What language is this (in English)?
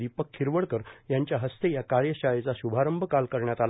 Marathi